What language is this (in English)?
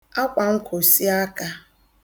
Igbo